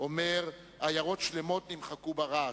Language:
Hebrew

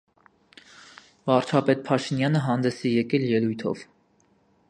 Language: Armenian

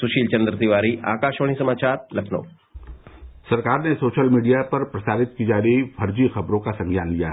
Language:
Hindi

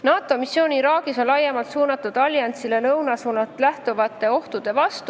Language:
Estonian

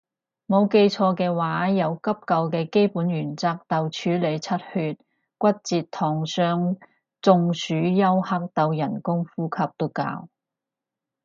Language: Cantonese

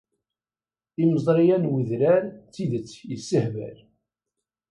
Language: Kabyle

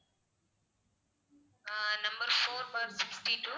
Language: Tamil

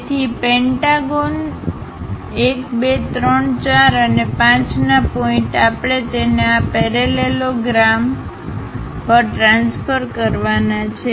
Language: Gujarati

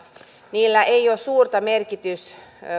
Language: Finnish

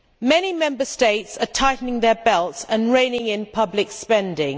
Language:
English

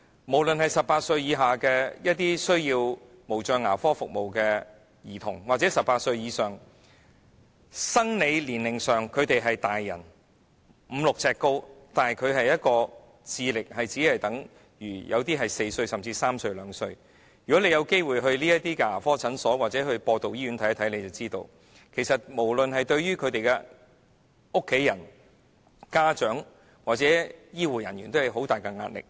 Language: Cantonese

